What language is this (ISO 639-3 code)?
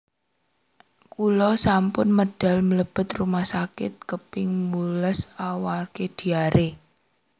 jav